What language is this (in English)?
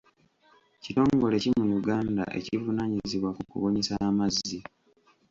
Ganda